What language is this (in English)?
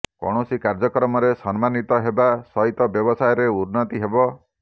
Odia